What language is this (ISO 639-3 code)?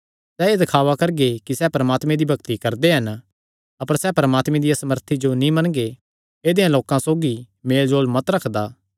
xnr